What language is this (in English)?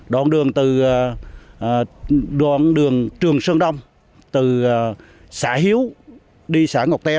Vietnamese